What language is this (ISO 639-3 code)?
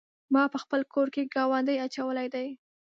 pus